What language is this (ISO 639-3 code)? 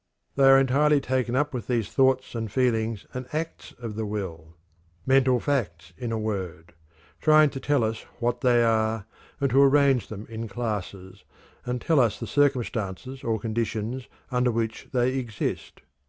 eng